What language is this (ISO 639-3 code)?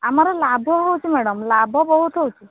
ori